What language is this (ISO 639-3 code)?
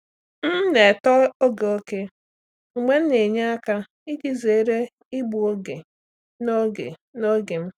ibo